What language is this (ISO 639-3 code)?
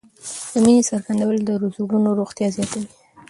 pus